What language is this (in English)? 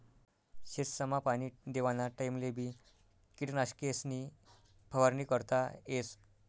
Marathi